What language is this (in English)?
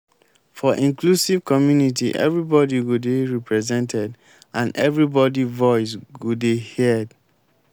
Nigerian Pidgin